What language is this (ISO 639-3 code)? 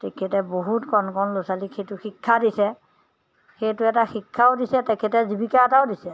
asm